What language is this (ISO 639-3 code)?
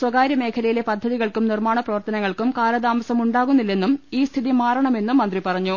mal